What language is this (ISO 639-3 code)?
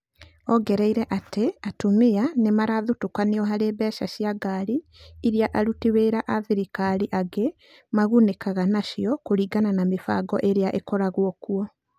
kik